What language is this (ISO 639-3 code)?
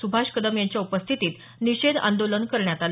mar